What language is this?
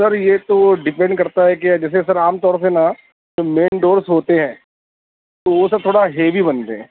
Urdu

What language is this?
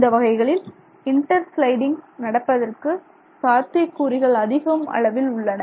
Tamil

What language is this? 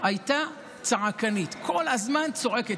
Hebrew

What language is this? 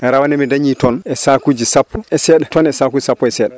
Fula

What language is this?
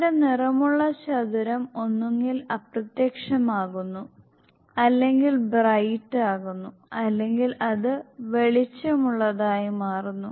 Malayalam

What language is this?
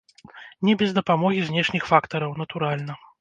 Belarusian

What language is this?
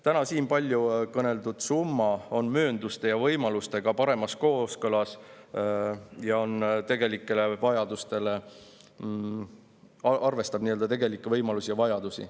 Estonian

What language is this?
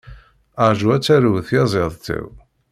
Kabyle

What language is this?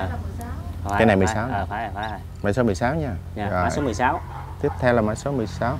Vietnamese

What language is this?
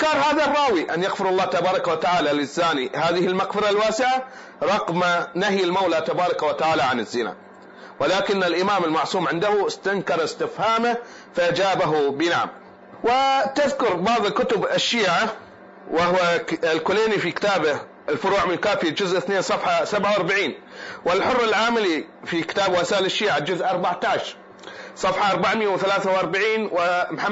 Arabic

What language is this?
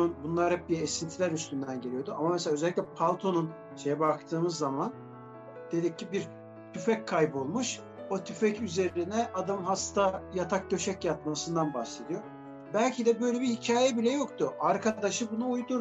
Turkish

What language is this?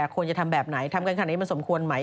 Thai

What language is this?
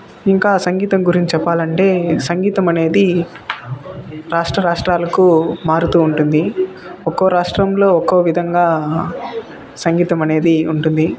Telugu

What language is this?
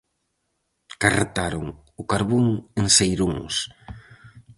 Galician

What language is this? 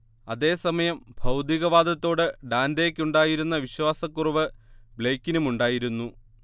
Malayalam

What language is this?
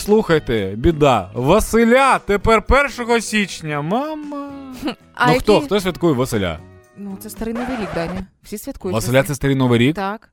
Ukrainian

